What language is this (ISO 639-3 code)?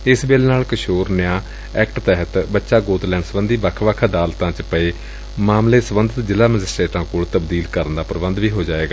pan